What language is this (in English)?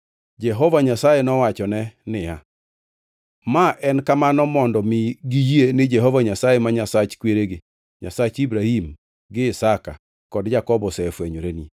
Luo (Kenya and Tanzania)